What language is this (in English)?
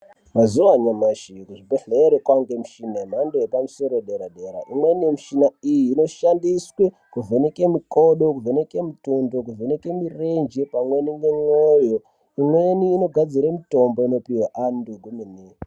Ndau